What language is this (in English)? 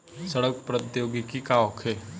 Bhojpuri